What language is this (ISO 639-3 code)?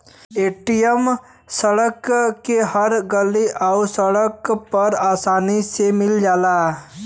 bho